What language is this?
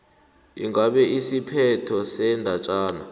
South Ndebele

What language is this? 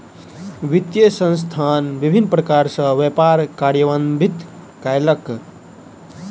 Maithili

